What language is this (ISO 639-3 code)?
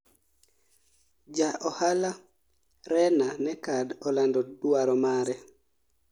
luo